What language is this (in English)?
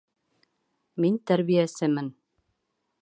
Bashkir